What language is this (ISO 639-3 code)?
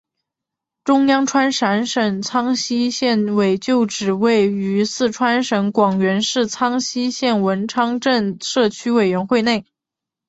zho